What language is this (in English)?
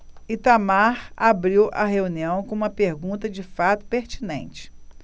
Portuguese